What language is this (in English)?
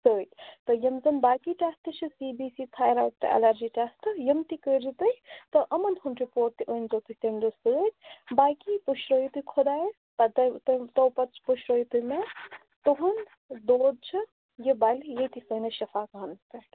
Kashmiri